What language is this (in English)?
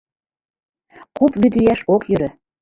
Mari